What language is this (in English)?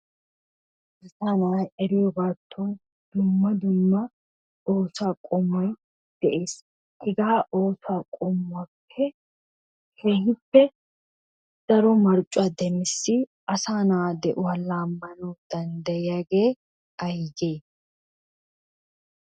Wolaytta